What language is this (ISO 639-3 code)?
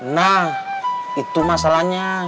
ind